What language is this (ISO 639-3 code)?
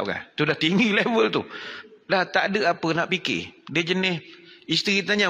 msa